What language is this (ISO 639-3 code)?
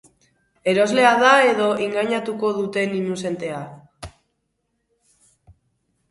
eus